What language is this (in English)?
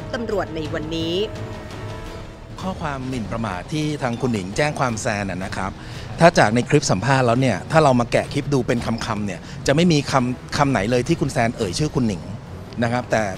Thai